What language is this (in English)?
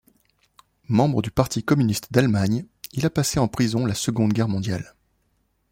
French